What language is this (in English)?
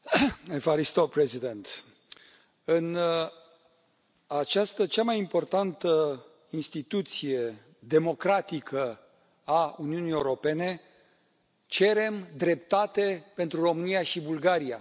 Romanian